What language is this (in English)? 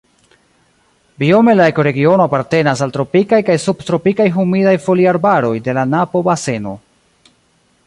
Esperanto